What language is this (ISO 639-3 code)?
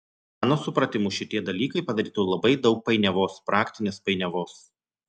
lit